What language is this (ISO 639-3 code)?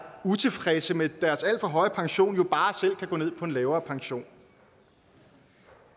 dan